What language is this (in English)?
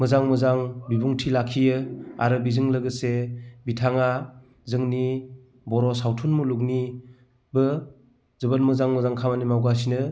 Bodo